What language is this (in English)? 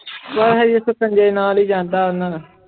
Punjabi